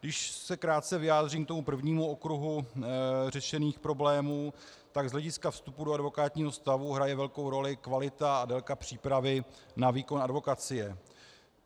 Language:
Czech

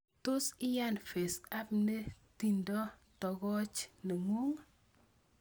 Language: Kalenjin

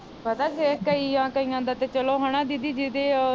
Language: Punjabi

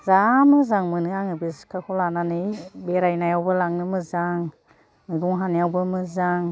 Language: Bodo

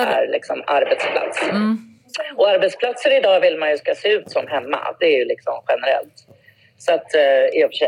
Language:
Swedish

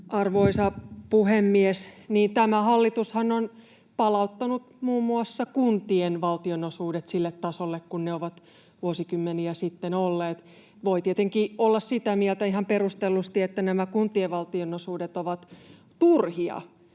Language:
Finnish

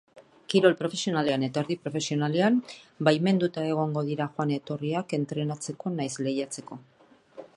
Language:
Basque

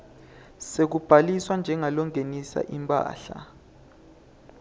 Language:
Swati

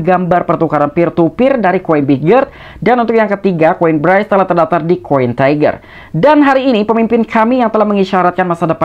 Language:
Indonesian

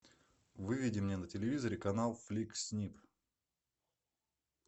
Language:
Russian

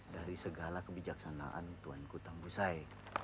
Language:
Indonesian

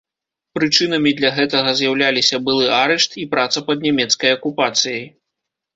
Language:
Belarusian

